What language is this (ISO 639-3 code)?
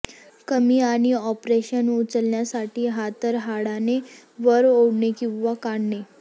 mar